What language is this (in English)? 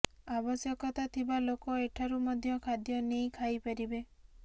Odia